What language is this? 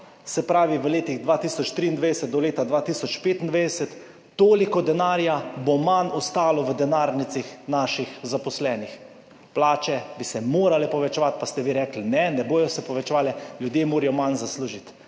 Slovenian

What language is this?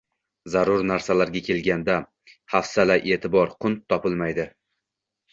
Uzbek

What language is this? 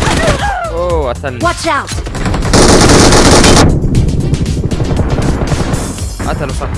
Arabic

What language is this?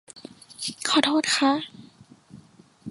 Thai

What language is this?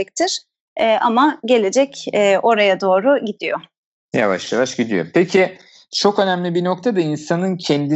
Turkish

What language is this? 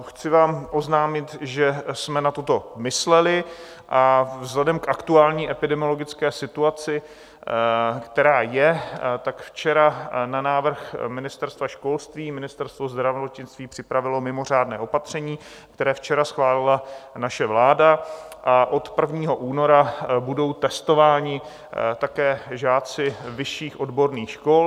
Czech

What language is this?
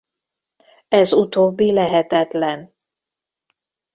Hungarian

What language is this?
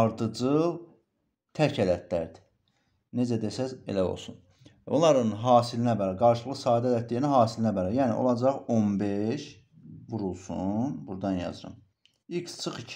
Turkish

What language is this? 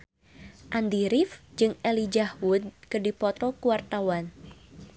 Sundanese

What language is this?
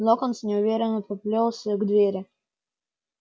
Russian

